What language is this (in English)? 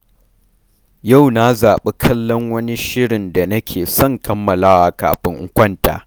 Hausa